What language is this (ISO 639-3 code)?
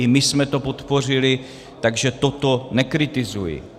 ces